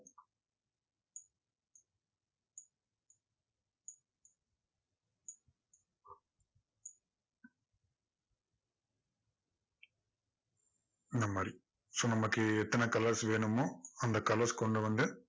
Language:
Tamil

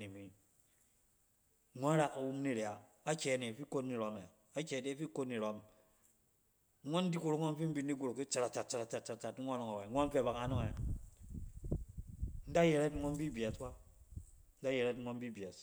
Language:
Cen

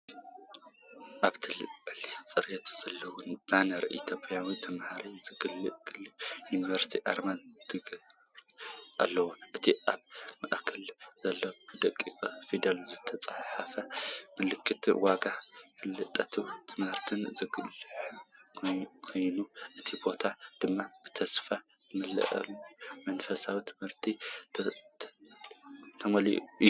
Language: Tigrinya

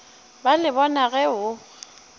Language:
Northern Sotho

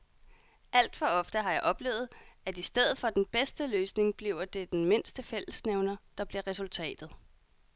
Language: Danish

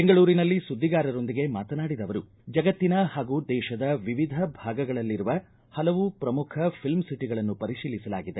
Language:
Kannada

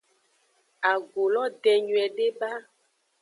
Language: Aja (Benin)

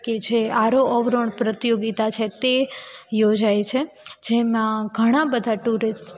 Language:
Gujarati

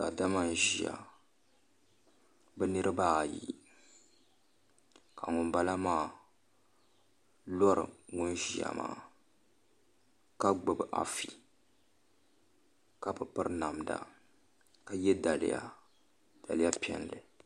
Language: Dagbani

